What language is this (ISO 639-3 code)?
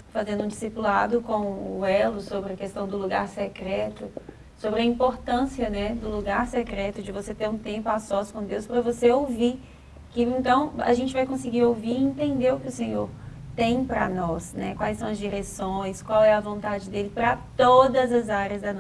por